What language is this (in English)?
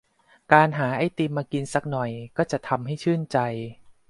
Thai